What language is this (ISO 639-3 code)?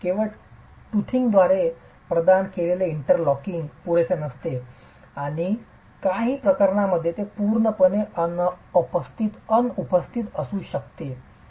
mar